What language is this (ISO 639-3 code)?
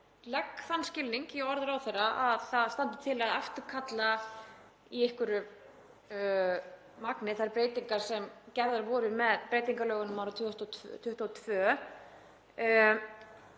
isl